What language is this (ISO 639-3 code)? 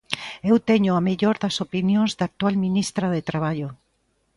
glg